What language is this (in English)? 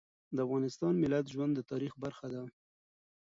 Pashto